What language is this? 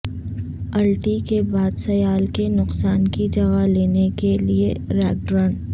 Urdu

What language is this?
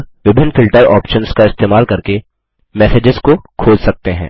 Hindi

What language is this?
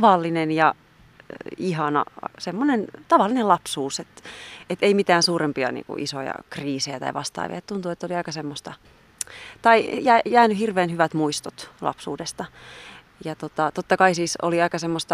Finnish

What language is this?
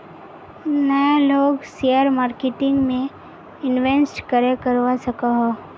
Magahi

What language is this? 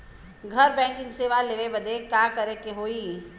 Bhojpuri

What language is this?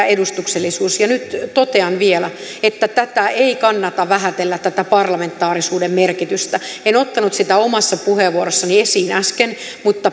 Finnish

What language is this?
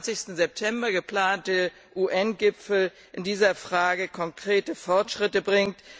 German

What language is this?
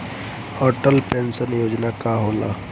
Bhojpuri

